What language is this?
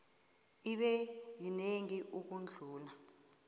South Ndebele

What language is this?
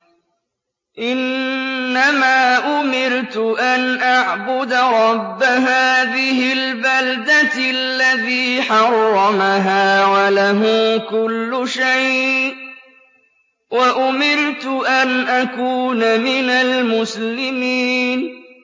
Arabic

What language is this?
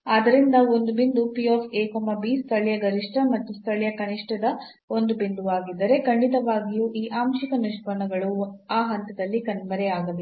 Kannada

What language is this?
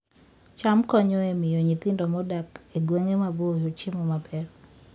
Luo (Kenya and Tanzania)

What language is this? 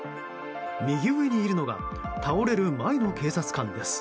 Japanese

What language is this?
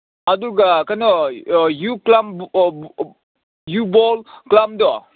Manipuri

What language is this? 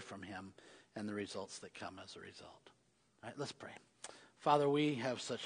English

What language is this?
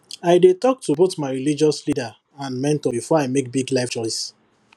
Nigerian Pidgin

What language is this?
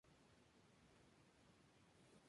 Spanish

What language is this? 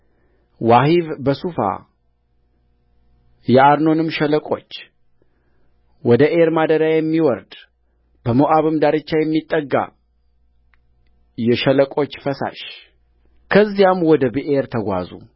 Amharic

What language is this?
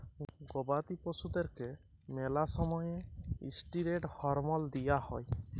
Bangla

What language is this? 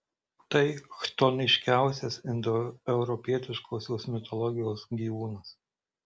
Lithuanian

